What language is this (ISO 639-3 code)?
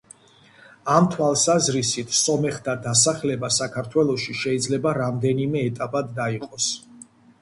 kat